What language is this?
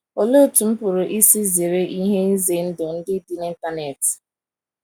Igbo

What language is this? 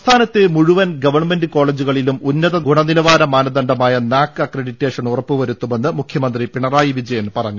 Malayalam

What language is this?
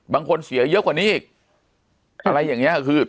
Thai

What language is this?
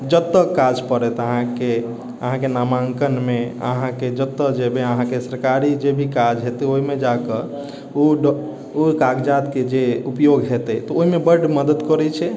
Maithili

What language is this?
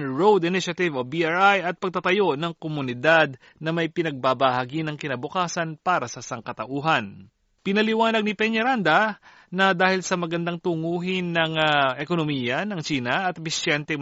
Filipino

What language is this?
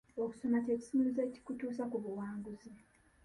Ganda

